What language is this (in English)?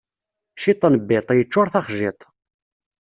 Kabyle